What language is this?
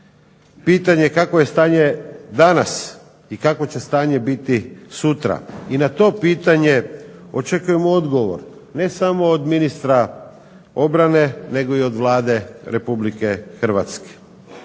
Croatian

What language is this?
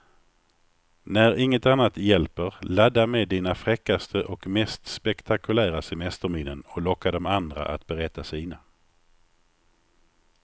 Swedish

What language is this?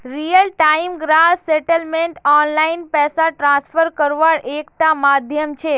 Magahi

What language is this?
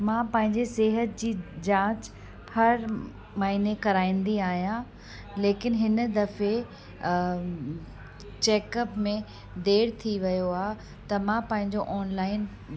Sindhi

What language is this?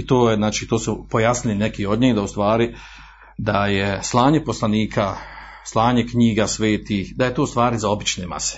Croatian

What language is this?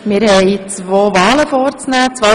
Swiss German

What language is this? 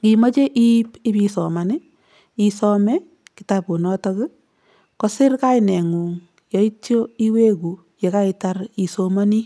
Kalenjin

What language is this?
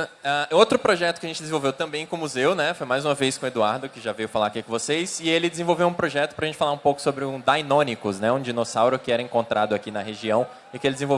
Portuguese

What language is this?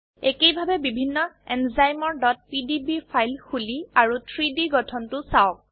Assamese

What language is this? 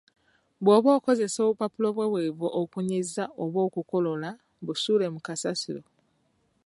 Ganda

